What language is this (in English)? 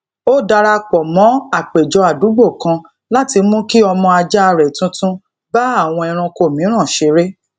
Yoruba